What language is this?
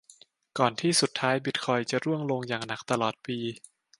Thai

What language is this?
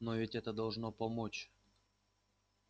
Russian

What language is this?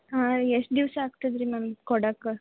Kannada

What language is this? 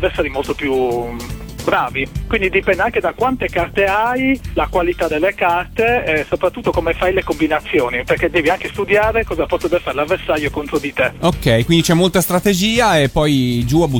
Italian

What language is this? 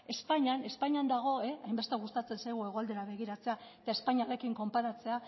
Basque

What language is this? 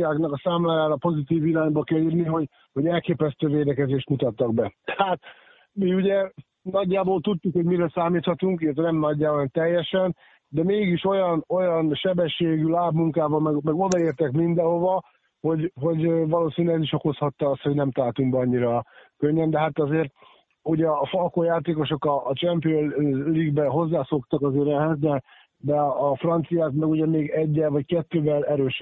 Hungarian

